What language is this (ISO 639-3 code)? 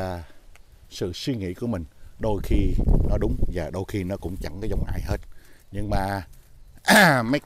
vie